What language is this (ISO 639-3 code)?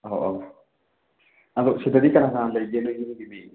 mni